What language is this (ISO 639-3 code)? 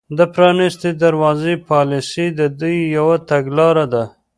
pus